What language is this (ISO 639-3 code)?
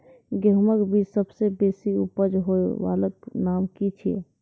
mai